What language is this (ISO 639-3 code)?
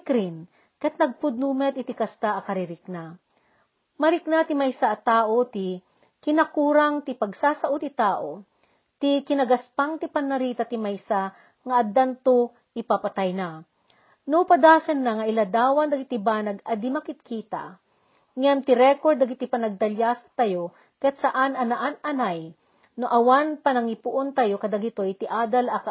fil